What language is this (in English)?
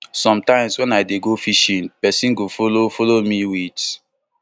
Nigerian Pidgin